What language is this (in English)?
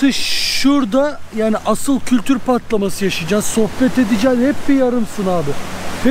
Turkish